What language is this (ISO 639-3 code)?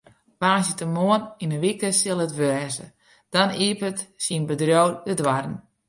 fry